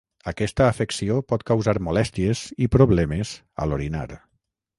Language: Catalan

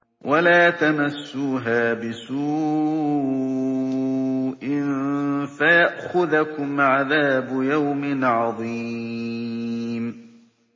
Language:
Arabic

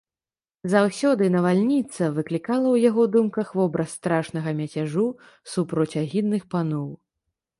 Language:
Belarusian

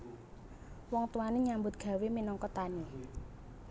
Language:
Javanese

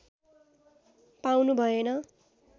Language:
Nepali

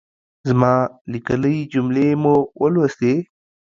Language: Pashto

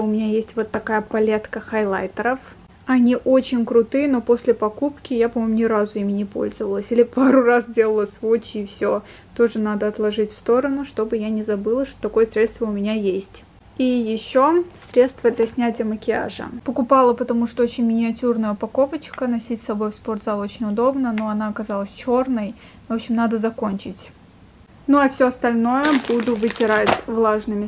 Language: Russian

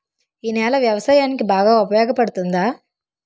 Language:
Telugu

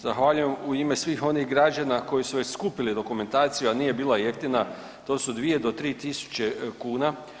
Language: Croatian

